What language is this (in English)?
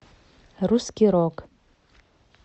Russian